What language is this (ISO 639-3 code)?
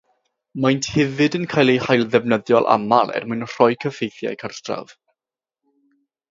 cym